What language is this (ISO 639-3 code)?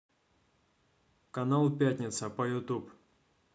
rus